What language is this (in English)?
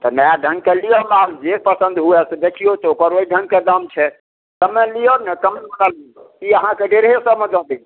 Maithili